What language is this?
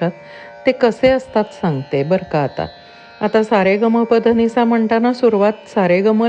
Marathi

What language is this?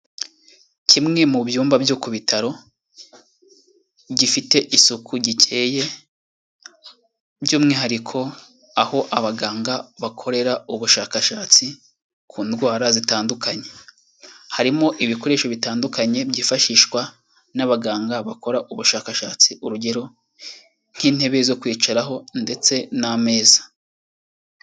Kinyarwanda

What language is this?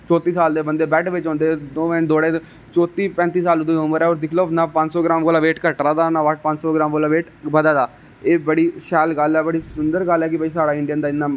Dogri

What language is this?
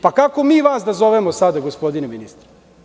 Serbian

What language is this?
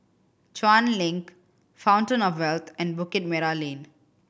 English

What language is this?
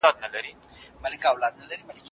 Pashto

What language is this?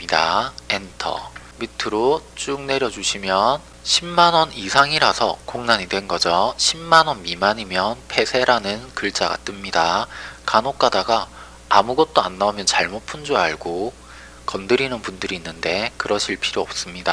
Korean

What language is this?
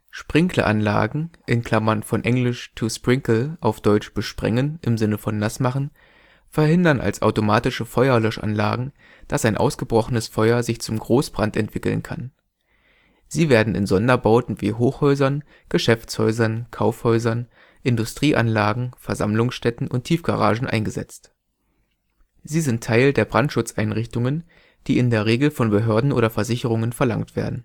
German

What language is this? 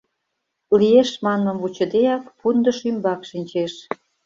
Mari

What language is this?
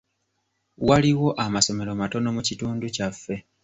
Ganda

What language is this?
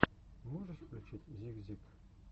Russian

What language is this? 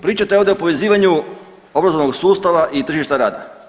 Croatian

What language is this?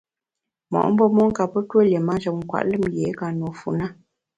Bamun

